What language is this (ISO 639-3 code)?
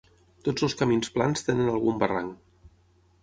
cat